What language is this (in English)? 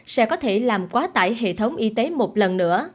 Vietnamese